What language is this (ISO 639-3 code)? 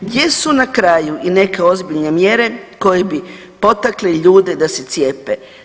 hrv